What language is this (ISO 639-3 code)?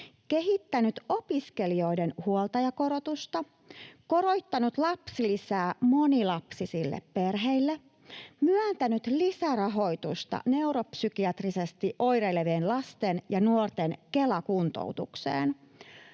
fin